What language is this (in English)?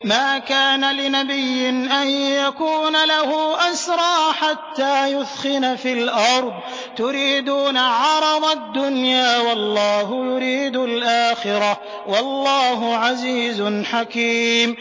Arabic